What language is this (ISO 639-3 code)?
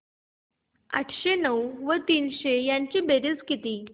mar